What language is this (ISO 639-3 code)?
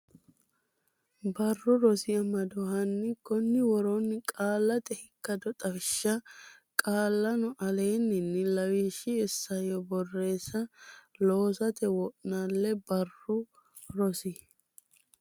sid